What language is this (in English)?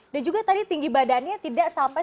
Indonesian